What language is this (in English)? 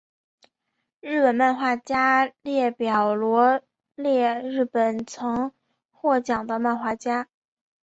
Chinese